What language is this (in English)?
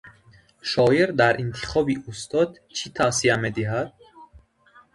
Tajik